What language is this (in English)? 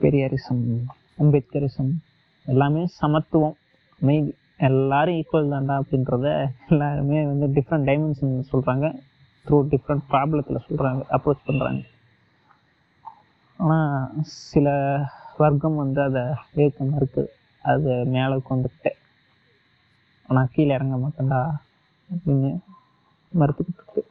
Tamil